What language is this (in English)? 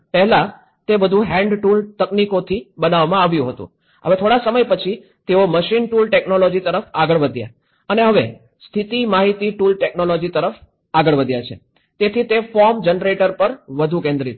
Gujarati